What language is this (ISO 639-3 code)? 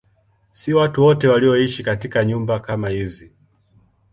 swa